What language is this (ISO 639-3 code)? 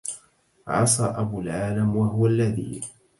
ara